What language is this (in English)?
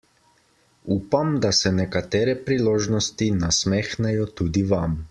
Slovenian